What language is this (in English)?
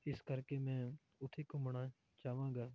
Punjabi